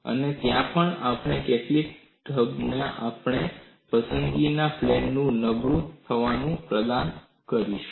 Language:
Gujarati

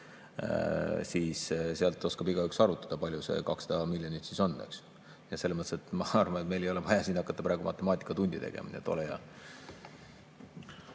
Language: Estonian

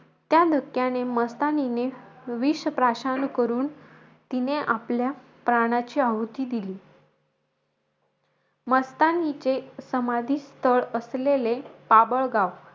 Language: Marathi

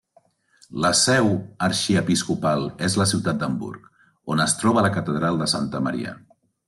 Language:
Catalan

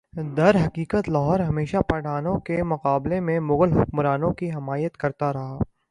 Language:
Urdu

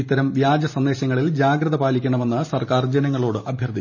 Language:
Malayalam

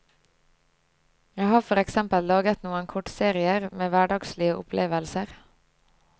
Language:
Norwegian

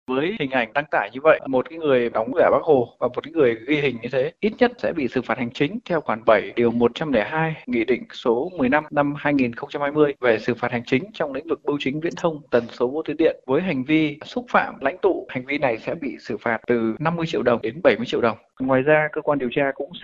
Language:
Vietnamese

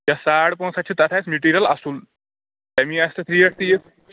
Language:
Kashmiri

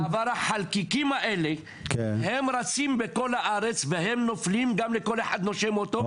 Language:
Hebrew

